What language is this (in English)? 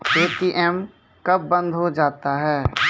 Maithili